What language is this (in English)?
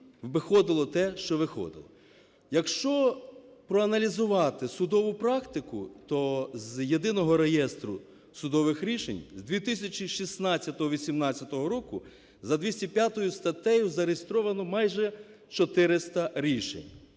Ukrainian